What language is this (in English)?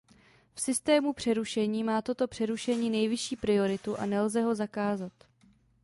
Czech